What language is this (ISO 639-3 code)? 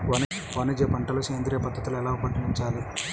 tel